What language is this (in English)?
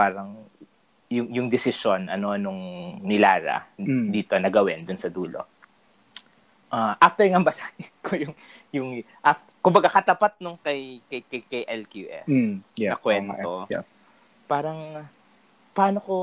Filipino